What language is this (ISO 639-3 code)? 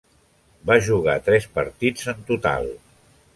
cat